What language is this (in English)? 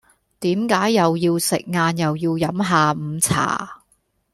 Cantonese